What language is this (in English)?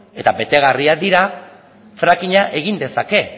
Basque